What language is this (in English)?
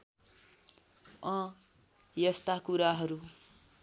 Nepali